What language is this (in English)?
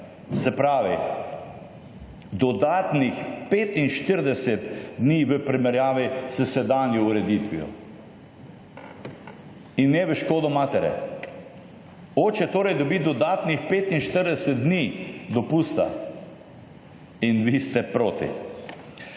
Slovenian